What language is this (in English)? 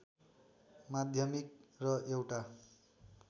Nepali